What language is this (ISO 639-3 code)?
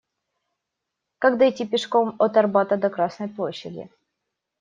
rus